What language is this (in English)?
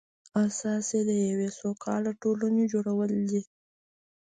Pashto